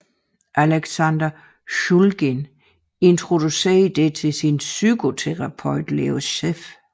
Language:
Danish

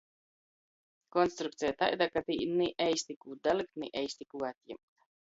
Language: Latgalian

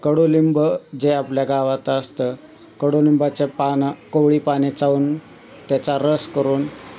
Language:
Marathi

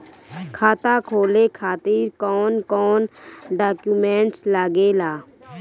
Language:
Bhojpuri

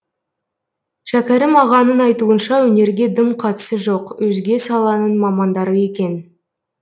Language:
Kazakh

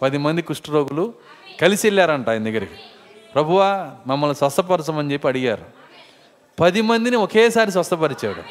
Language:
Telugu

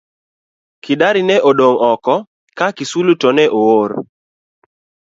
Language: Luo (Kenya and Tanzania)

